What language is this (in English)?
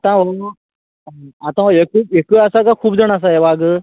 Konkani